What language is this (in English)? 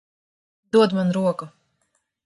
Latvian